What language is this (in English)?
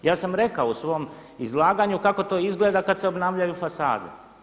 Croatian